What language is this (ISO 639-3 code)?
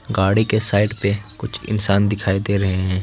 hin